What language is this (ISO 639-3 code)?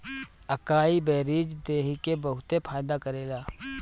bho